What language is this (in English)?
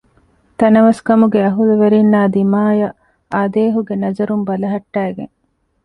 Divehi